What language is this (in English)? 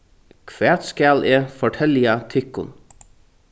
Faroese